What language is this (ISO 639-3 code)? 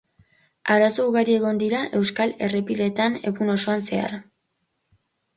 eus